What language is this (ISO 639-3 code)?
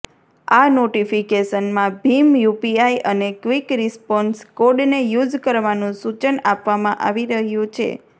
guj